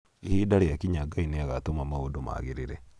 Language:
Kikuyu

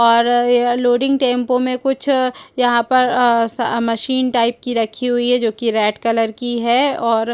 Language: Hindi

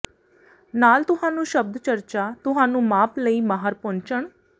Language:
Punjabi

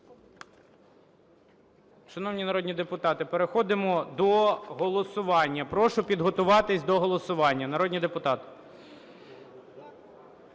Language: Ukrainian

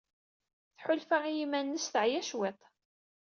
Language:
Kabyle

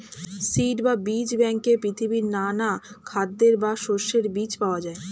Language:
Bangla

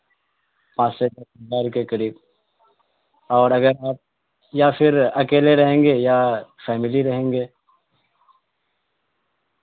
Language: Urdu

